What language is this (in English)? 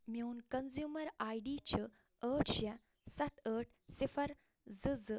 Kashmiri